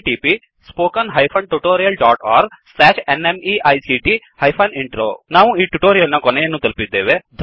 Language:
Kannada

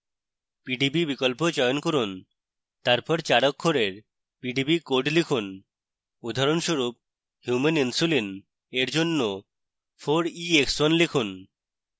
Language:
Bangla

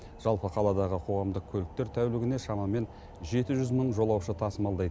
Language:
Kazakh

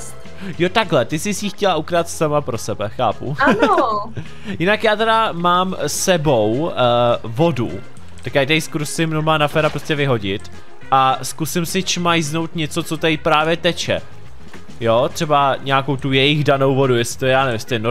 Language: Czech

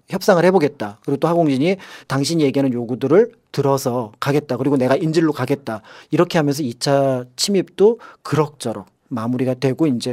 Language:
Korean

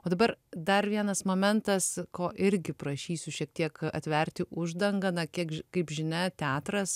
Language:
Lithuanian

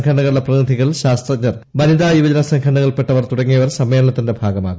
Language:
Malayalam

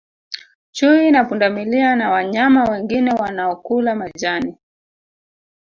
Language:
Swahili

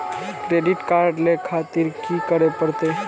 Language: Maithili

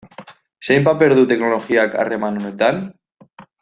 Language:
Basque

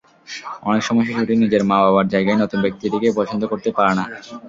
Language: Bangla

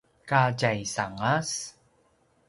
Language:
Paiwan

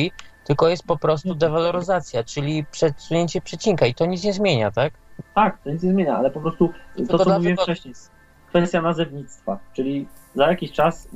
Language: Polish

